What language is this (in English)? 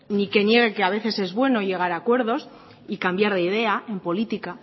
Spanish